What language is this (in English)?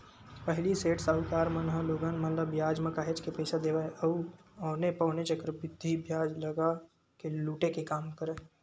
Chhattisgarhi